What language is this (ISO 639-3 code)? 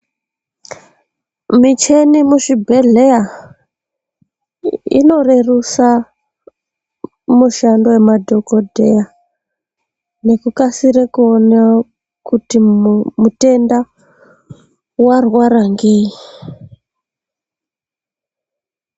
ndc